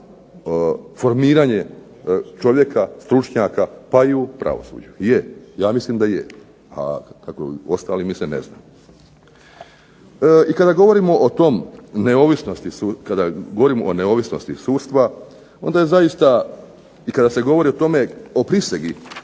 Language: Croatian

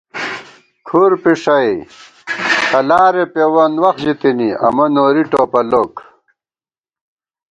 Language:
Gawar-Bati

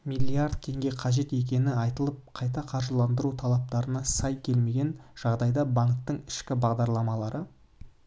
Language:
Kazakh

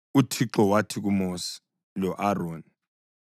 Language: North Ndebele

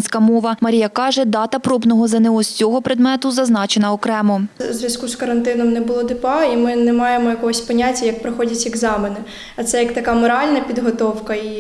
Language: Ukrainian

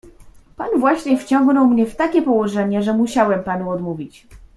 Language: Polish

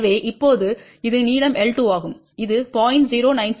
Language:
Tamil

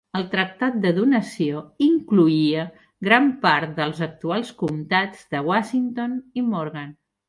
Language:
Catalan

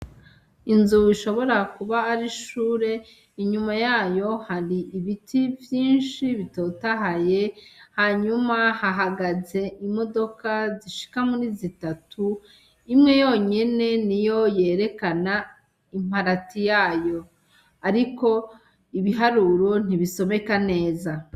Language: Rundi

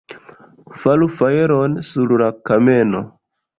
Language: Esperanto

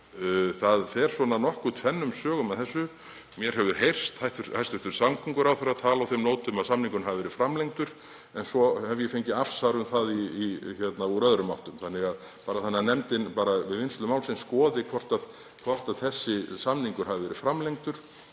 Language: Icelandic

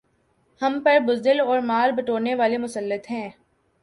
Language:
Urdu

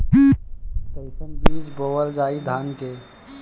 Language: Bhojpuri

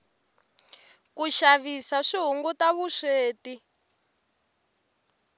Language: Tsonga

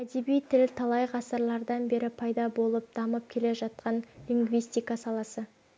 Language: Kazakh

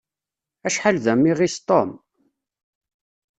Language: Kabyle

